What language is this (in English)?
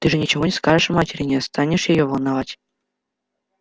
Russian